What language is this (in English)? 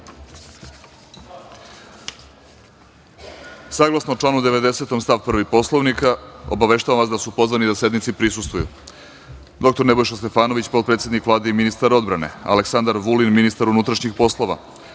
Serbian